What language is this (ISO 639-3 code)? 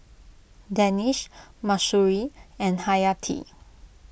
eng